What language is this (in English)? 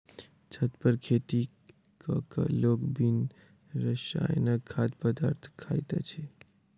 Maithili